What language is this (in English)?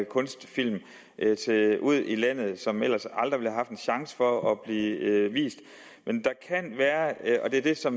Danish